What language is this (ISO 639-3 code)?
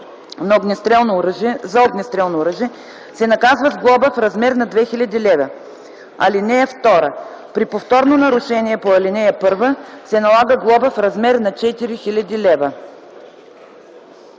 bul